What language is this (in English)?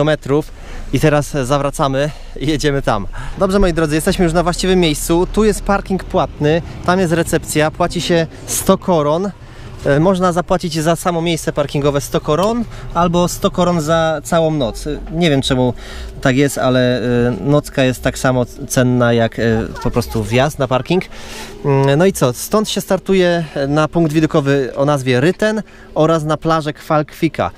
Polish